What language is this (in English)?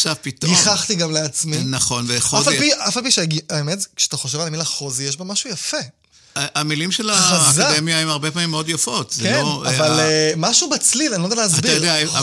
Hebrew